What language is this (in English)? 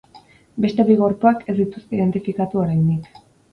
Basque